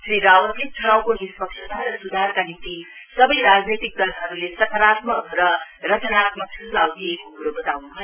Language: Nepali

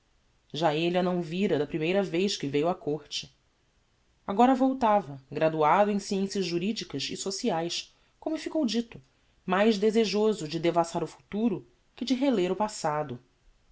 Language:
Portuguese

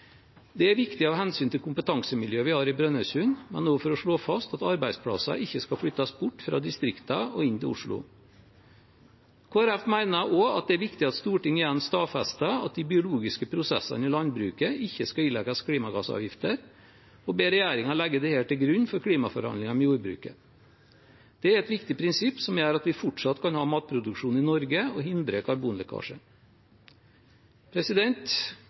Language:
Norwegian Bokmål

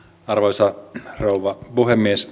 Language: Finnish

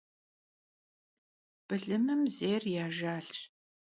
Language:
Kabardian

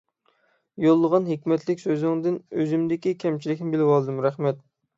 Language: Uyghur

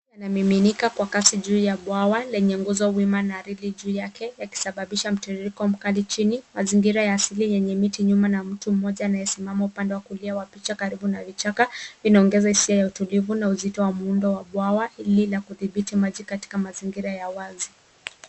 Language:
Swahili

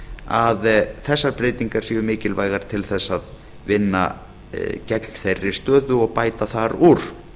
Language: Icelandic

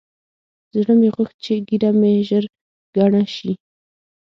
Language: Pashto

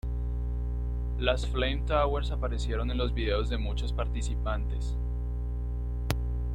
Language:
Spanish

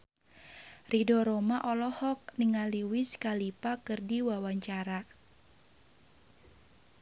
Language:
Sundanese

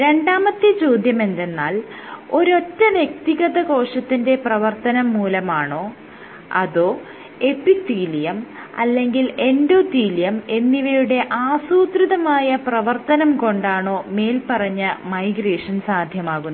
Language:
Malayalam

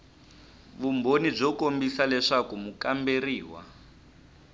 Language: Tsonga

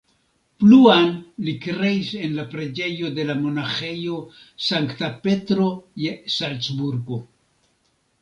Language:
Esperanto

